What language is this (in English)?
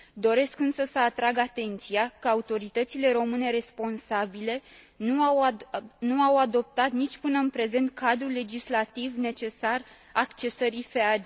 Romanian